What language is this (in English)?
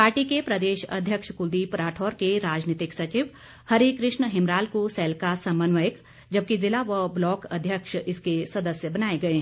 Hindi